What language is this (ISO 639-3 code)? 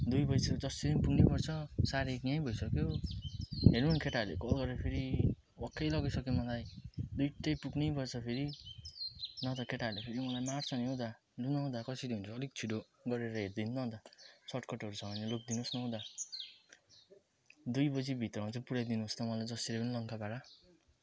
nep